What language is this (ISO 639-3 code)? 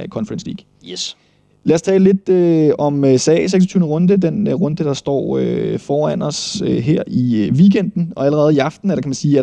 dan